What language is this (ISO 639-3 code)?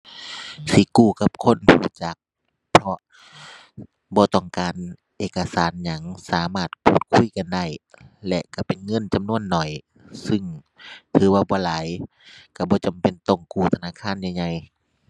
tha